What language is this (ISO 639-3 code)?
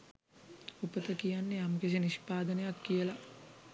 sin